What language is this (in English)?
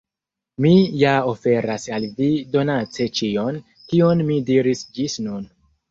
Esperanto